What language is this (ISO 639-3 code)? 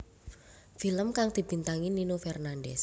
jav